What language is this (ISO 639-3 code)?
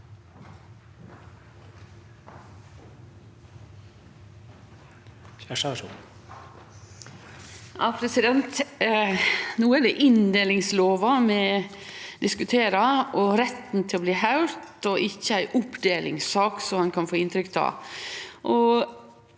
nor